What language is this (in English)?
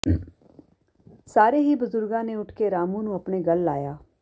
Punjabi